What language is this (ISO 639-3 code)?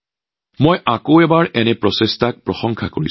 asm